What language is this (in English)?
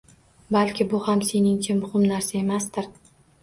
Uzbek